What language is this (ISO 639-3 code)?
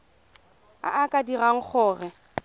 tsn